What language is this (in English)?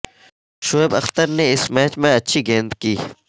Urdu